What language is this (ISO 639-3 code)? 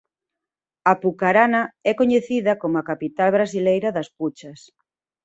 glg